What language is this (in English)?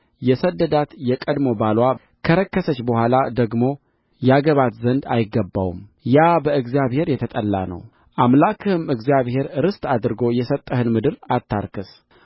Amharic